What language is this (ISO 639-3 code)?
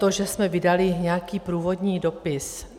ces